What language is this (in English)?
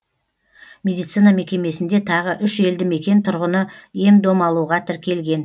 Kazakh